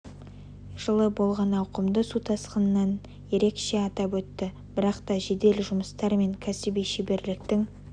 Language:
Kazakh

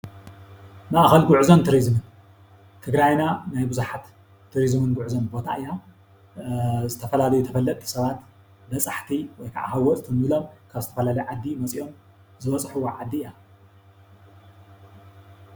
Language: Tigrinya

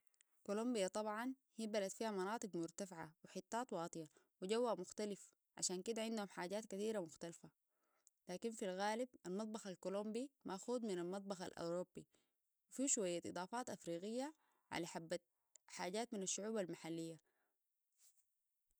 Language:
Sudanese Arabic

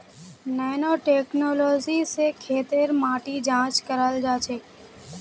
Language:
Magahi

